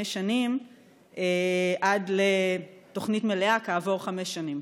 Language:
Hebrew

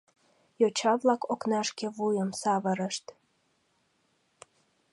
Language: Mari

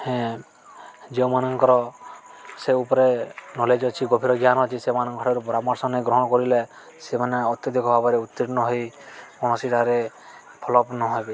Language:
Odia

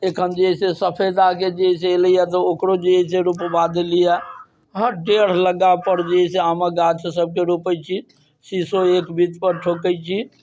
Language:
Maithili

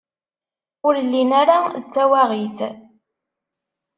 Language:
Kabyle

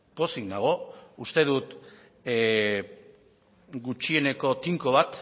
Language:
Basque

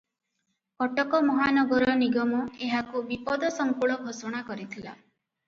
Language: Odia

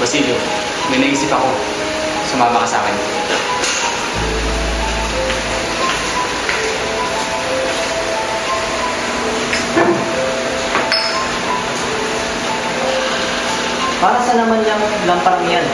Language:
Filipino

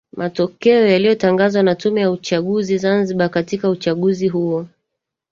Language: Swahili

